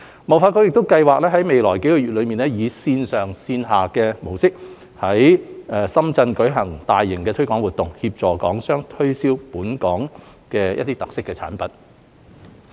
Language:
Cantonese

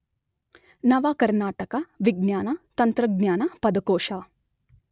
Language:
Kannada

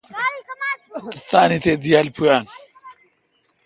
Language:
Kalkoti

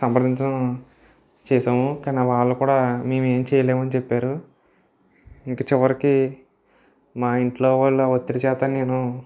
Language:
Telugu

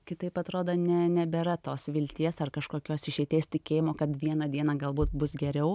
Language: Lithuanian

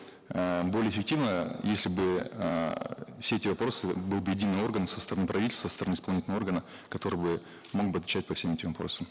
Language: Kazakh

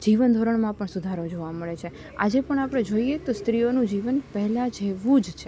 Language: Gujarati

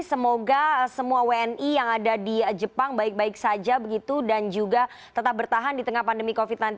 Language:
Indonesian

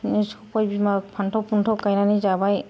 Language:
Bodo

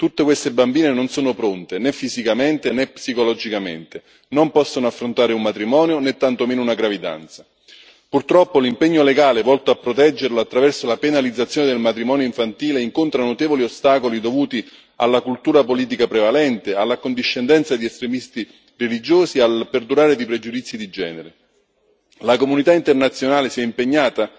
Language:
Italian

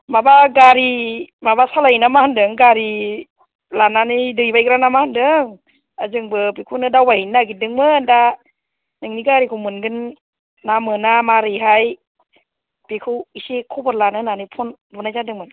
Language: Bodo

